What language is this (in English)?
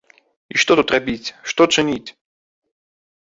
Belarusian